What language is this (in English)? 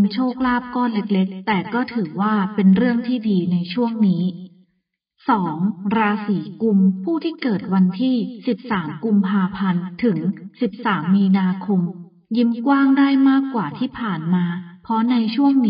Thai